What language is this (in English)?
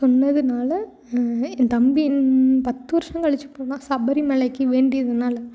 Tamil